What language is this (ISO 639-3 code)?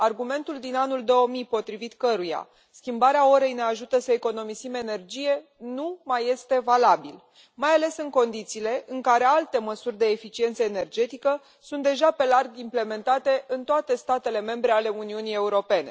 ron